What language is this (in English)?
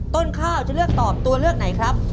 Thai